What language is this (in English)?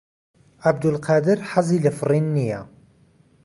Central Kurdish